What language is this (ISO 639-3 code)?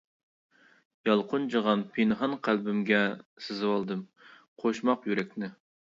uig